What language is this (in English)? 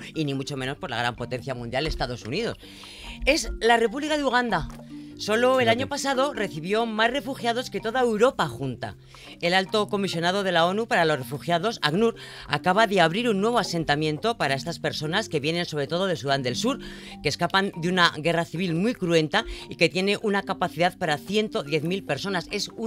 Spanish